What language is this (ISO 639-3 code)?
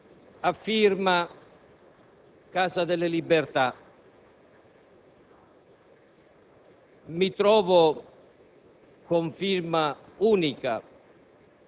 ita